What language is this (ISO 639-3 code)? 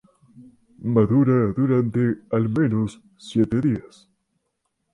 spa